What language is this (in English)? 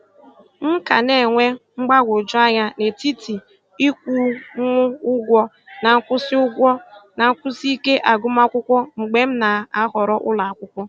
Igbo